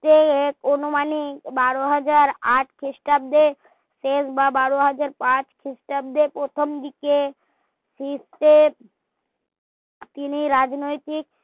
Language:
Bangla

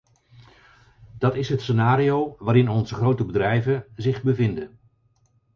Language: Dutch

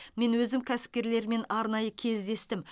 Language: Kazakh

